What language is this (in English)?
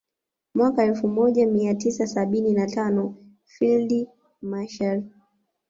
Swahili